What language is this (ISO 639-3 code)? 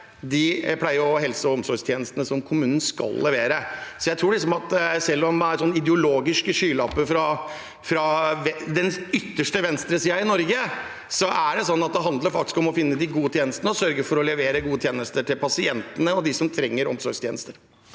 nor